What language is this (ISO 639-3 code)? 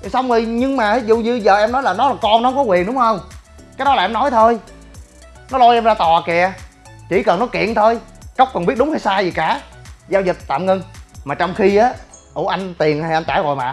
vie